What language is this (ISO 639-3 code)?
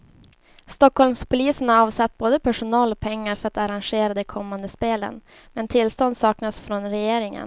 swe